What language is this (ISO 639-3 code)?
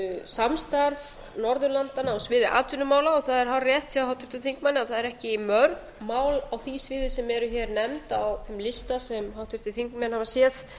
isl